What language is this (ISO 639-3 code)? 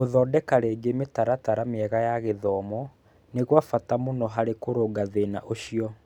kik